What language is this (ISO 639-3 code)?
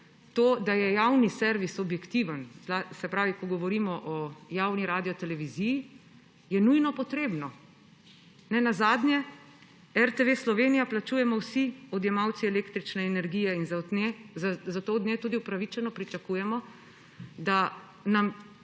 slv